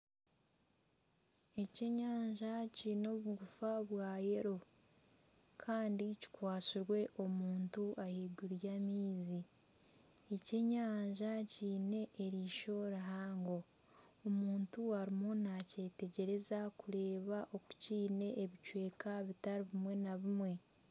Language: Nyankole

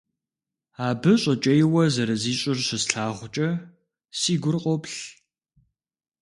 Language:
Kabardian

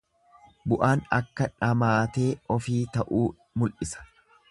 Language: Oromo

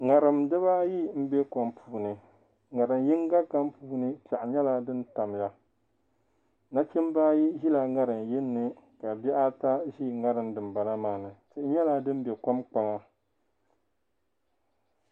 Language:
Dagbani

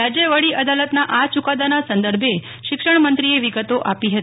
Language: Gujarati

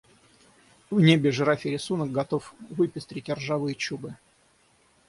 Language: Russian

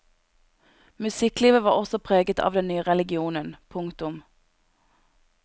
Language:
Norwegian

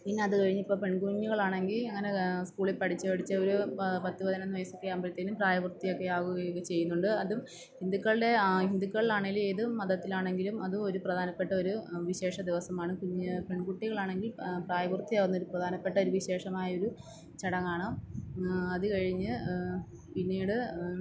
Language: Malayalam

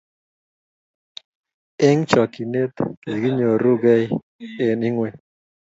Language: Kalenjin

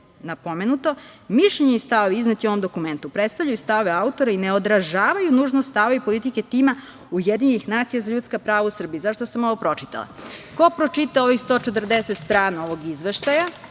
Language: Serbian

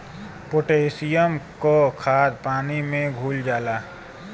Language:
Bhojpuri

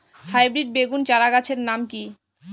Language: Bangla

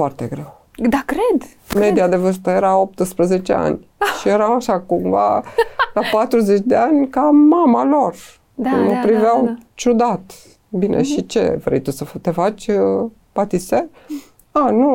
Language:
Romanian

